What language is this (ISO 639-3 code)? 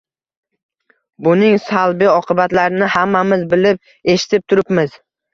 uzb